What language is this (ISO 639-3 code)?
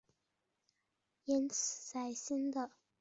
zho